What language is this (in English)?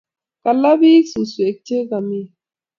Kalenjin